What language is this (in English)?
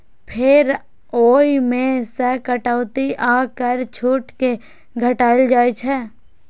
Maithili